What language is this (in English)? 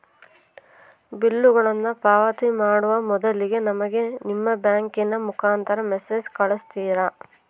Kannada